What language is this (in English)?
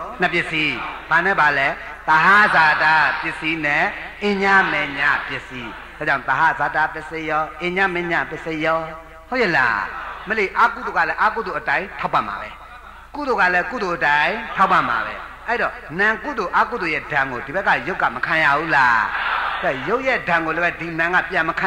Thai